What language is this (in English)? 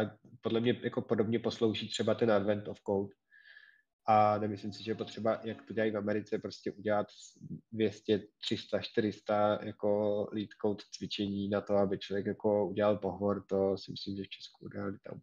Czech